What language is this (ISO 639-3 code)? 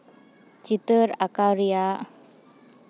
sat